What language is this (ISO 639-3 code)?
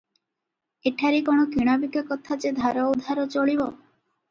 ori